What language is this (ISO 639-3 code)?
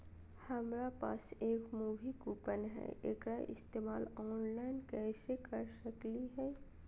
mag